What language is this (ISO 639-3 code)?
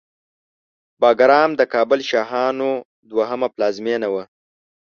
pus